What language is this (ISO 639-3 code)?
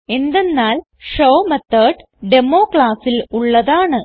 mal